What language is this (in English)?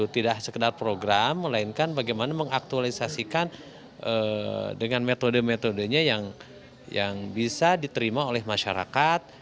Indonesian